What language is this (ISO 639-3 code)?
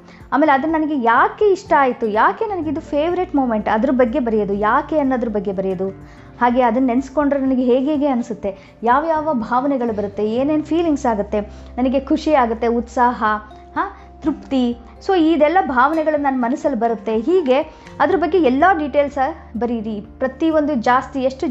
kan